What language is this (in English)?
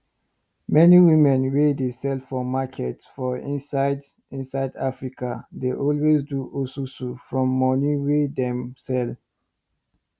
Nigerian Pidgin